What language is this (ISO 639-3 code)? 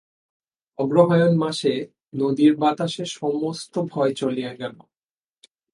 ben